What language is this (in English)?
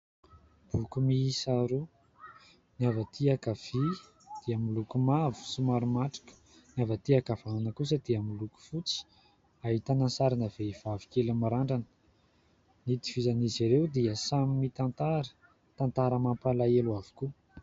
Malagasy